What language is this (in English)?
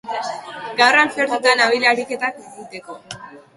Basque